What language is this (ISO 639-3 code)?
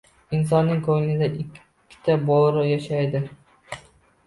uzb